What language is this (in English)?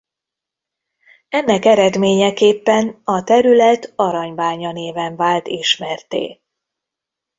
Hungarian